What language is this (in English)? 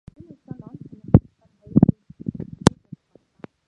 Mongolian